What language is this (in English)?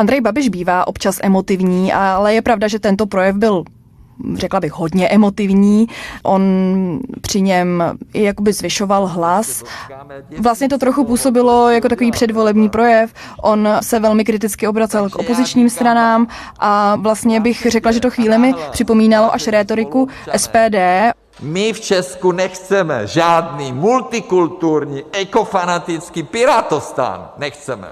Czech